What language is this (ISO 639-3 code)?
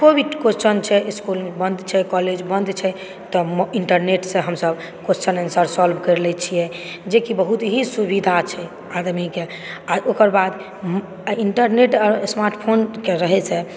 mai